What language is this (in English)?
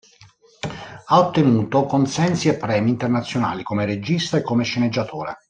Italian